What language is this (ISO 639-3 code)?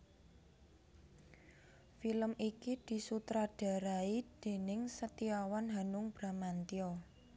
jav